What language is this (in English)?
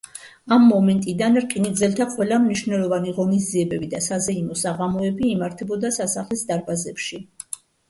Georgian